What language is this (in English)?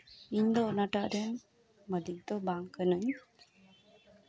Santali